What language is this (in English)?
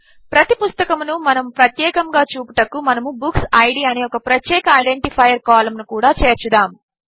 Telugu